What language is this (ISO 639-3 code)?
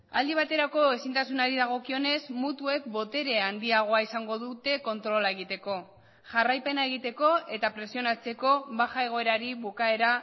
eus